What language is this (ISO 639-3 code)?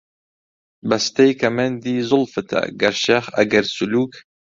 ckb